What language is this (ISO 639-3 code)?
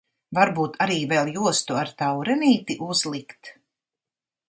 lav